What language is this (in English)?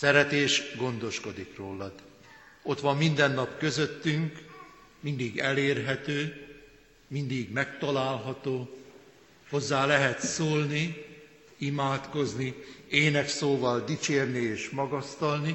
Hungarian